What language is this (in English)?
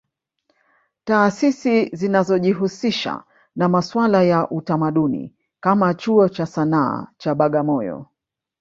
Swahili